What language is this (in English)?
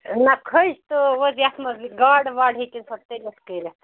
Kashmiri